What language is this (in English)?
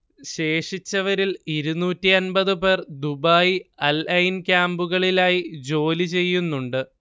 Malayalam